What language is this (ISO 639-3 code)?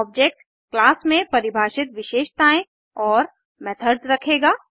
hin